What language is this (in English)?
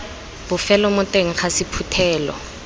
Tswana